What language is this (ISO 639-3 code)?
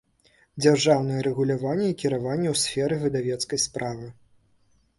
bel